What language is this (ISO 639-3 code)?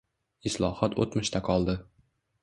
uzb